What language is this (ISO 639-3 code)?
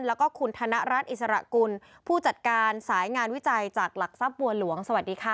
tha